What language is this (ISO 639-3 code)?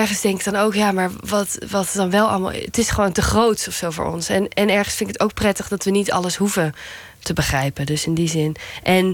nld